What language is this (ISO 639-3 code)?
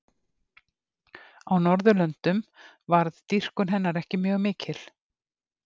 isl